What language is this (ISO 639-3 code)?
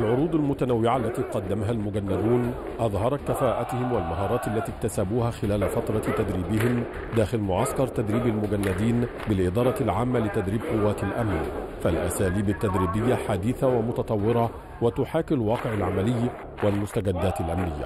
ara